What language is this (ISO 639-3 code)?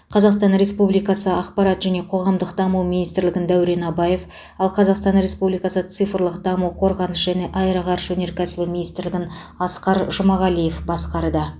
kaz